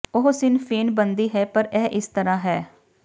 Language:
Punjabi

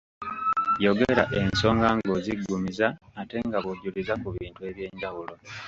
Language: Ganda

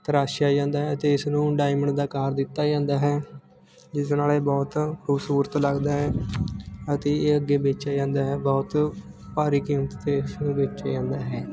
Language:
Punjabi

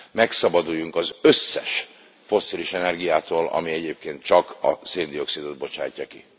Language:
Hungarian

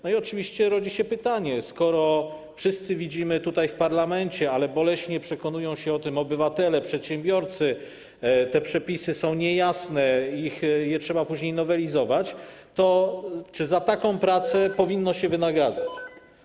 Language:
Polish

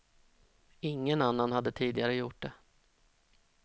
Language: Swedish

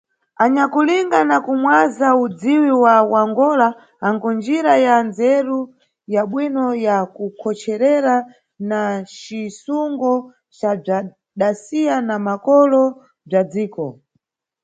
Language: Nyungwe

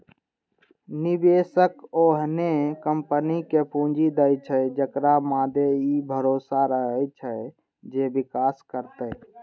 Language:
Maithili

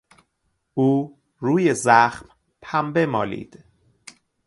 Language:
Persian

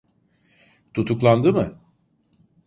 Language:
Turkish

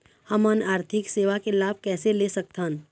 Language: Chhattisgarhi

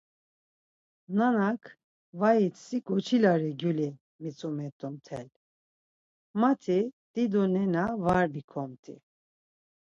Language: Laz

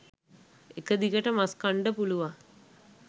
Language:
Sinhala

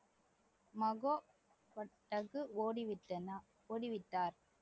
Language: Tamil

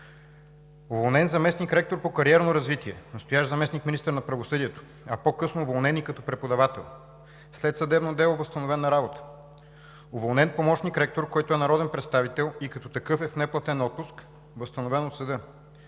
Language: Bulgarian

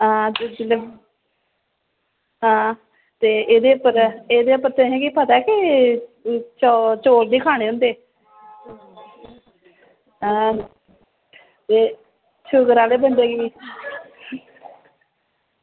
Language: Dogri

